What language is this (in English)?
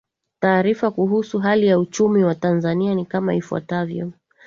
Swahili